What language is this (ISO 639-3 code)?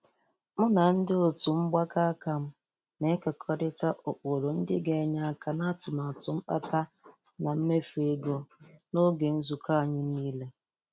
ibo